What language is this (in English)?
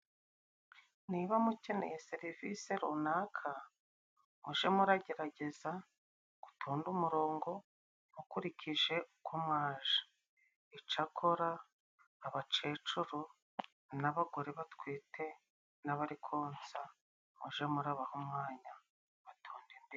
Kinyarwanda